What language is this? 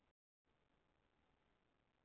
Icelandic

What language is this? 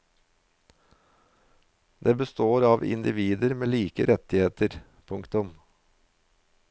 Norwegian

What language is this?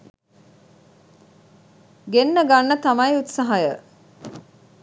Sinhala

